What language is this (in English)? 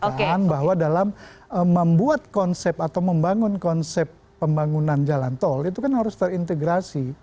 Indonesian